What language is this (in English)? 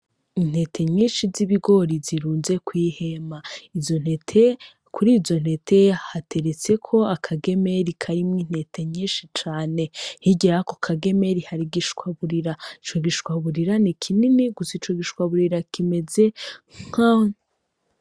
Rundi